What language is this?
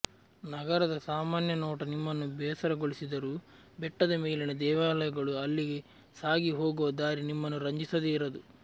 Kannada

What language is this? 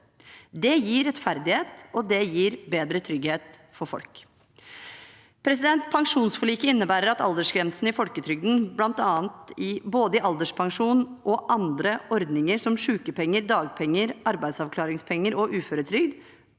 Norwegian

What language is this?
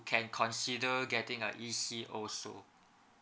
English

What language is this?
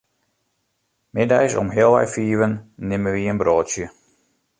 Western Frisian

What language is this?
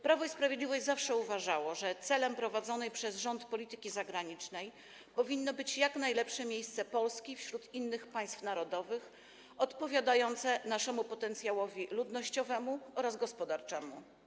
Polish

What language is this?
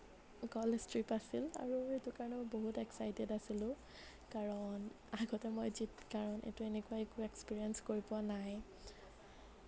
Assamese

